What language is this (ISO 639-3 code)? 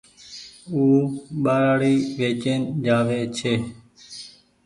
gig